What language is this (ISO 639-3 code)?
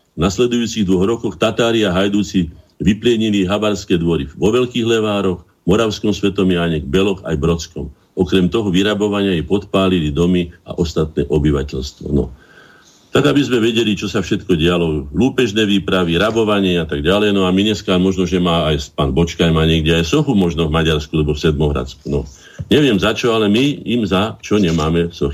slk